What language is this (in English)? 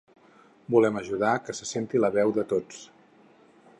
Catalan